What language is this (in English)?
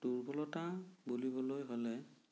Assamese